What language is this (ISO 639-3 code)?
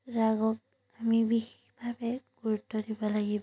asm